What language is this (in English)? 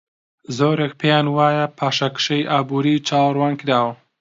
Central Kurdish